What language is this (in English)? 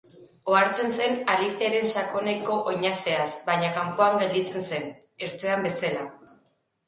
Basque